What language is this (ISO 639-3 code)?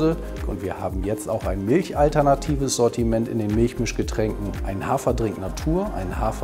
deu